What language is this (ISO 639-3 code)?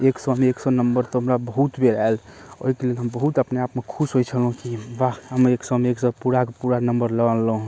mai